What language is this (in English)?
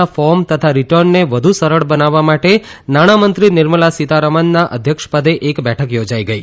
Gujarati